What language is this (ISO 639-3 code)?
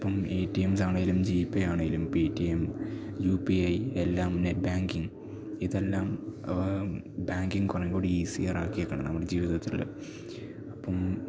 mal